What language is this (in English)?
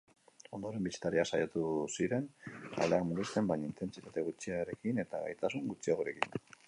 Basque